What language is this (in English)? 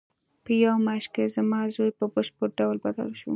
Pashto